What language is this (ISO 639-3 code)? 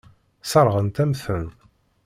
kab